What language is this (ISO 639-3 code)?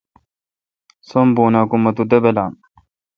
xka